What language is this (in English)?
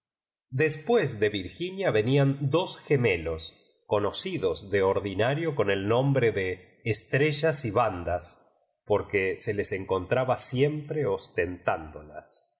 Spanish